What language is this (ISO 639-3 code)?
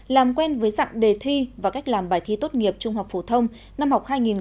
vie